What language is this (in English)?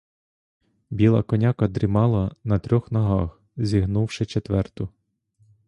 Ukrainian